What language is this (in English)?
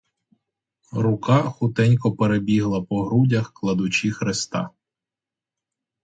Ukrainian